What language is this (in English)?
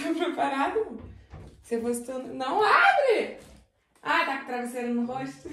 Portuguese